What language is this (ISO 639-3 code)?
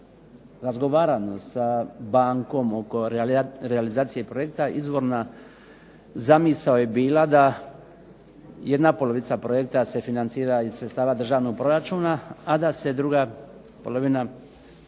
hrv